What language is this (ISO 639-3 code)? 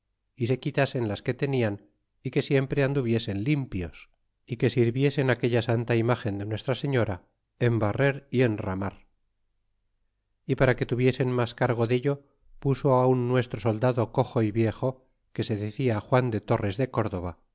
spa